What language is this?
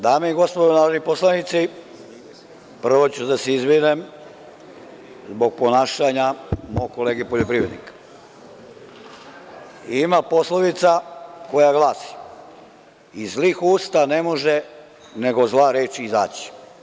Serbian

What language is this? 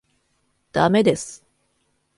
Japanese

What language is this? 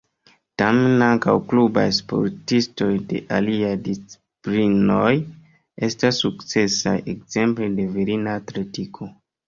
Esperanto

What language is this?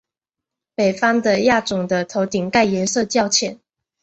Chinese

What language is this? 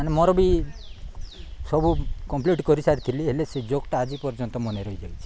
Odia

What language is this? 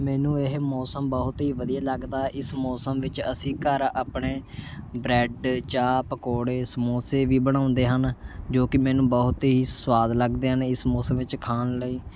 Punjabi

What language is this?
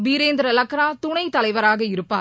Tamil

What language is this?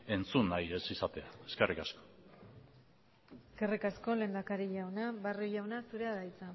Basque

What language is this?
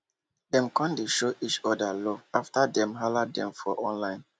Nigerian Pidgin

